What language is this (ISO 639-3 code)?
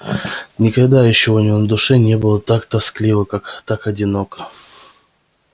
rus